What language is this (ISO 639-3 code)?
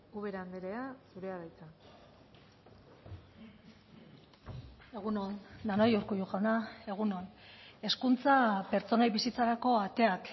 eus